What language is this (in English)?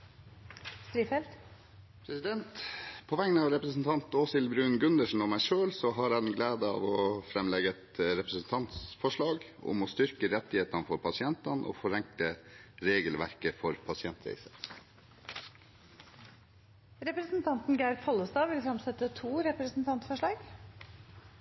Norwegian